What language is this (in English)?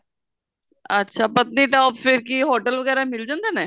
Punjabi